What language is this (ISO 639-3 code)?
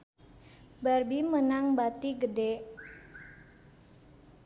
sun